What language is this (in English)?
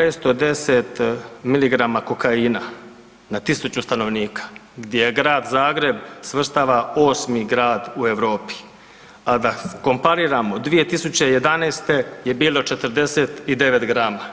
Croatian